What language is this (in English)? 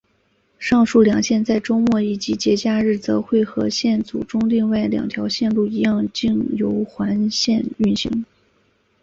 Chinese